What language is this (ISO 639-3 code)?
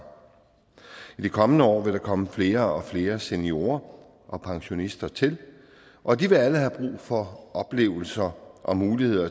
dan